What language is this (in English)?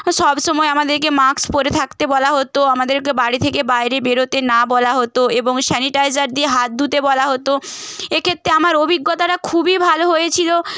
Bangla